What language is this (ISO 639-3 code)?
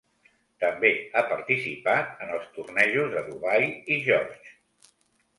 cat